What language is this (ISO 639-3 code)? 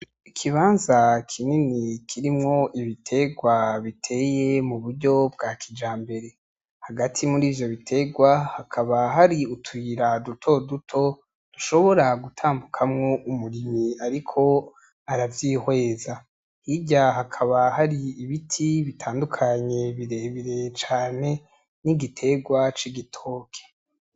run